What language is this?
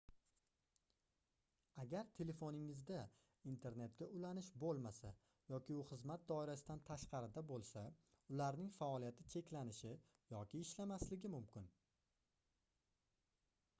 Uzbek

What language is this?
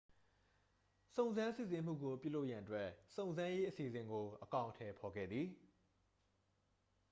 Burmese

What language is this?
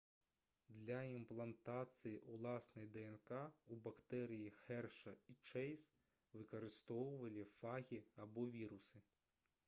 Belarusian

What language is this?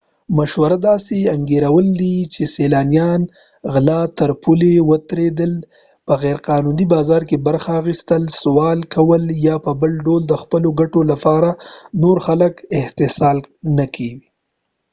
Pashto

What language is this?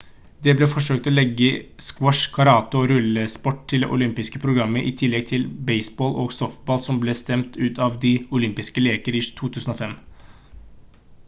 Norwegian Bokmål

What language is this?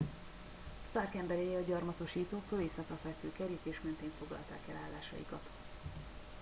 Hungarian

